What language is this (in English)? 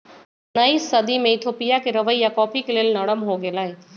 Magahi